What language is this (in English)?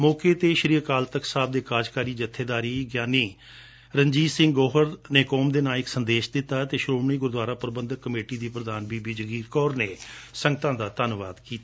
Punjabi